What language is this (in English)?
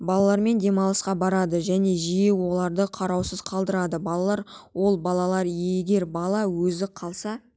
Kazakh